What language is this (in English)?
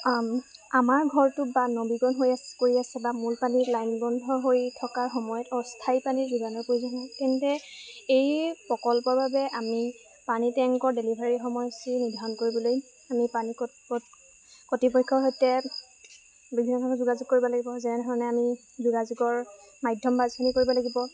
Assamese